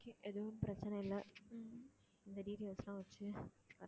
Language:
Tamil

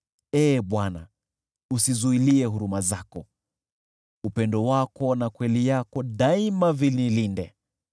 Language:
Swahili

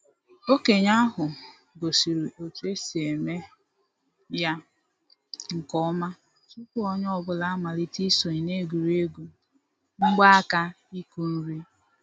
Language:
Igbo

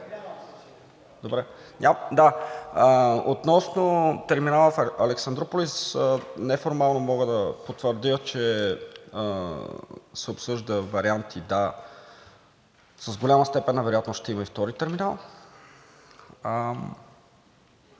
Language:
Bulgarian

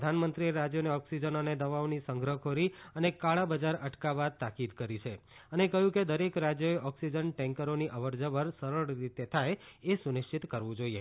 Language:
Gujarati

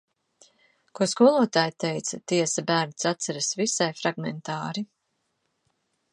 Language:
Latvian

